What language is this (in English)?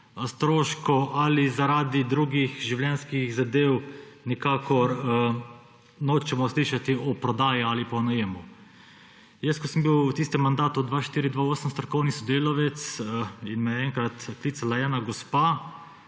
Slovenian